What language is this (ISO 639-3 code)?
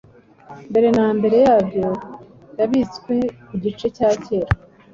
kin